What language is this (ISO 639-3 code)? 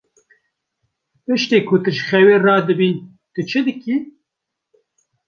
kur